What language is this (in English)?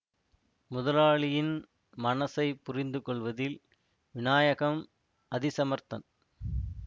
Tamil